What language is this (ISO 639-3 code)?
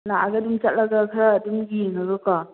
mni